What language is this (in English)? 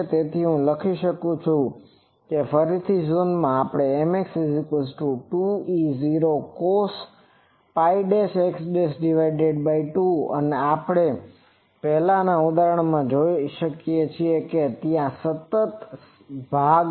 Gujarati